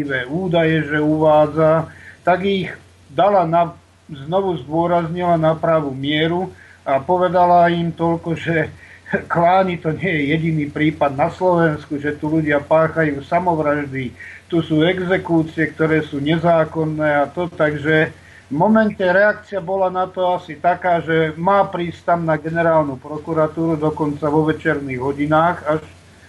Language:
Slovak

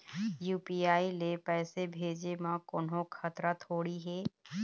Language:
Chhattisgarhi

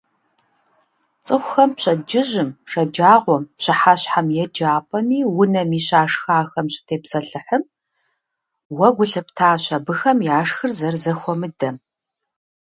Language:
Kabardian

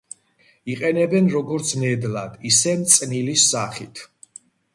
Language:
Georgian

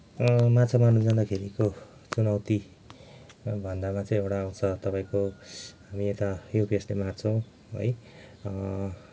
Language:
Nepali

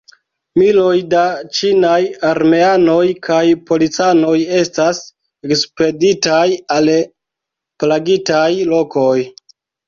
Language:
Esperanto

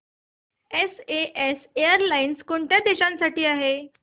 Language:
Marathi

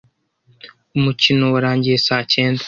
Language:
Kinyarwanda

